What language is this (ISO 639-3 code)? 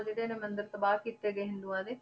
pan